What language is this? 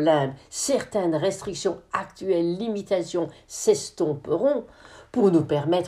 French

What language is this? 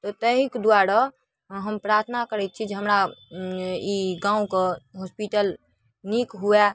Maithili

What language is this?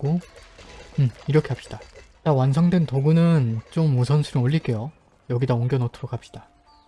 Korean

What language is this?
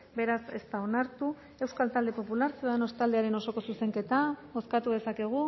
Basque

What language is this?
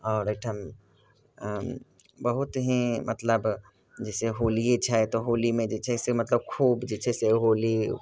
Maithili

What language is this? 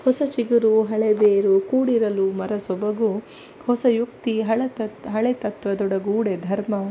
Kannada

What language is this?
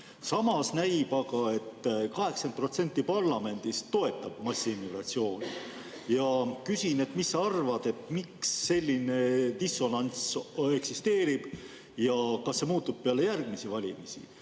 Estonian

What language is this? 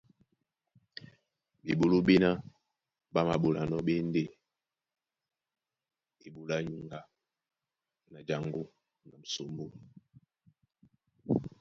Duala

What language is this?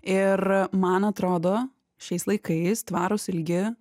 Lithuanian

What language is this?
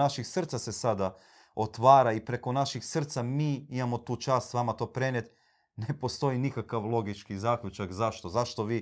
Croatian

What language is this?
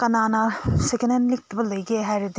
Manipuri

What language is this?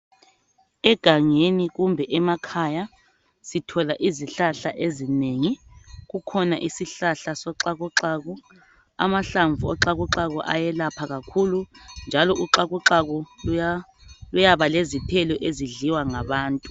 North Ndebele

